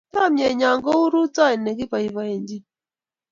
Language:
Kalenjin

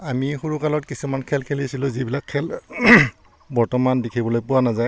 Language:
Assamese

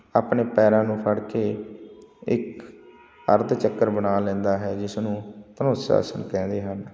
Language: Punjabi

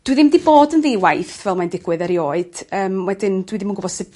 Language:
Welsh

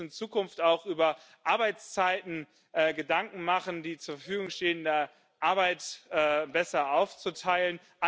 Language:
German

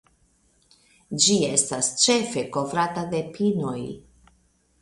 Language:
Esperanto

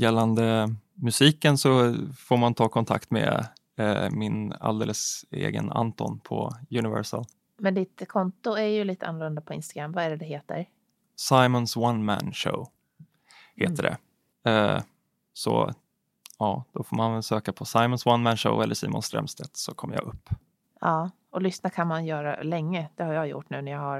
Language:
Swedish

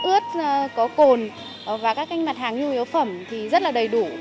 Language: Vietnamese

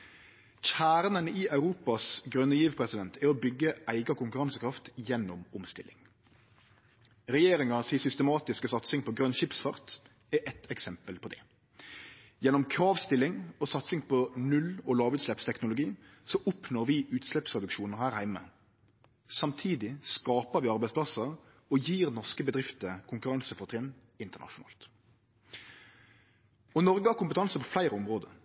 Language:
Norwegian Nynorsk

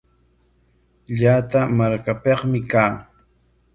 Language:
Corongo Ancash Quechua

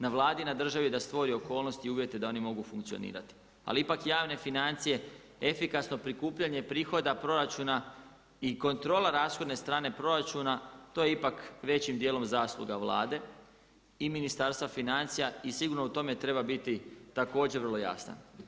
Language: Croatian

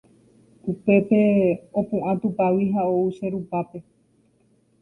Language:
Guarani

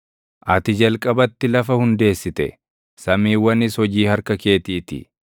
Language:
Oromo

